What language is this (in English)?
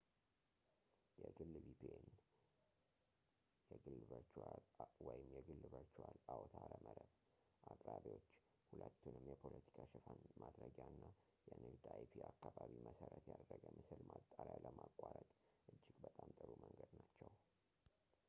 Amharic